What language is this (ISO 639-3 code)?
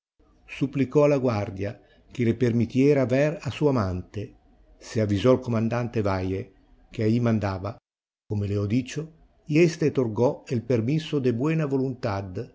spa